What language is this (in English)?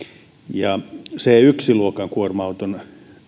Finnish